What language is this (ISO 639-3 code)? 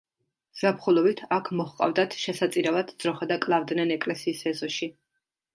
kat